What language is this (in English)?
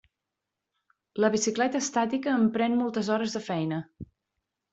Catalan